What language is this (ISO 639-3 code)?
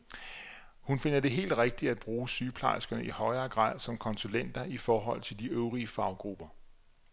dan